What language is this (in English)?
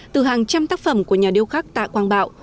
Vietnamese